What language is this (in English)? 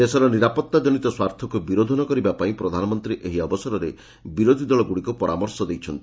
Odia